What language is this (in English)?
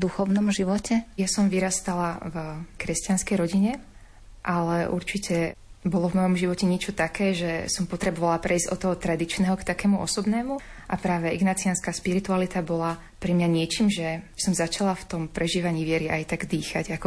Slovak